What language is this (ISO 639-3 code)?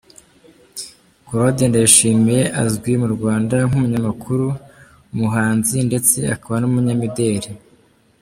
kin